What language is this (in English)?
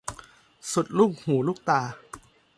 Thai